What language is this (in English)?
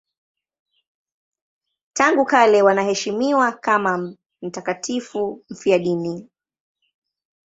Swahili